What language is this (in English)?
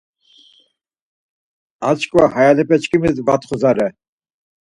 Laz